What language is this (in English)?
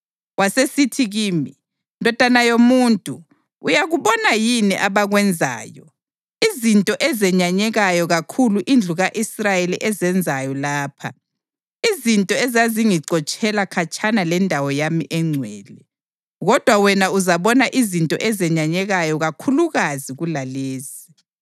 North Ndebele